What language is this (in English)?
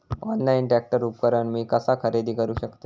Marathi